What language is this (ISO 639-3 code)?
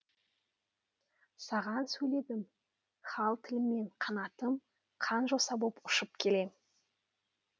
kaz